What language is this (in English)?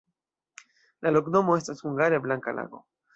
Esperanto